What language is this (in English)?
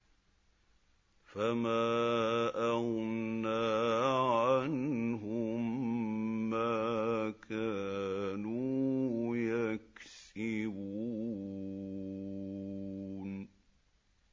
Arabic